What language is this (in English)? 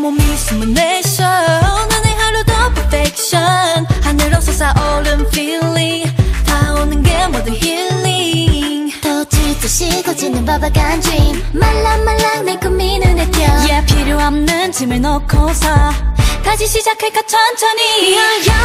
Korean